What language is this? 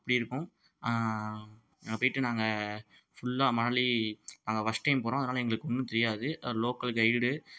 Tamil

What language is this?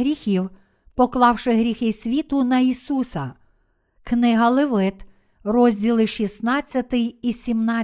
Ukrainian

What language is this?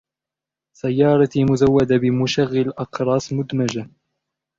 Arabic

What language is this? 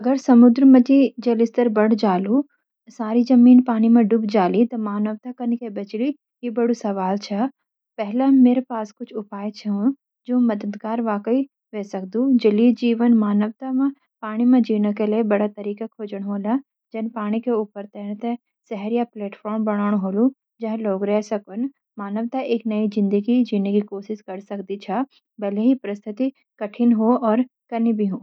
Garhwali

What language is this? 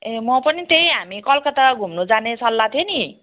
Nepali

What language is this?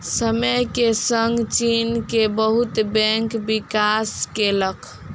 Maithili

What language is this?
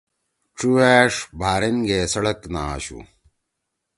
Torwali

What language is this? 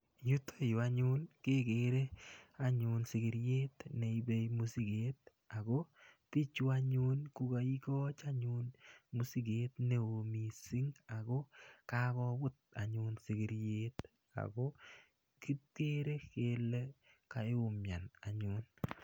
Kalenjin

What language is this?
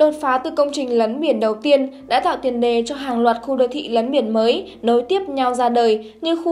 Vietnamese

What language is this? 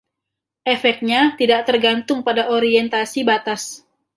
Indonesian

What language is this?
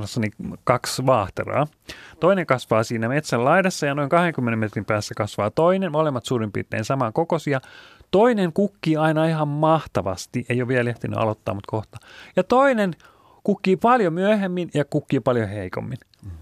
Finnish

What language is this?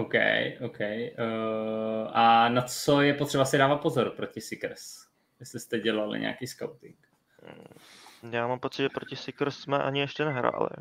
Czech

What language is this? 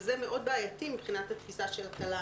Hebrew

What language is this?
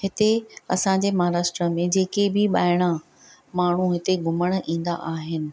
Sindhi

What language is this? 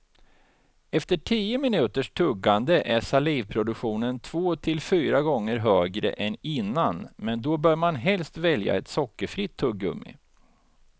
Swedish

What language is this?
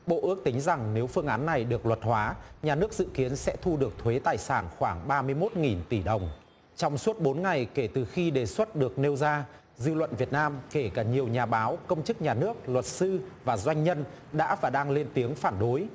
Vietnamese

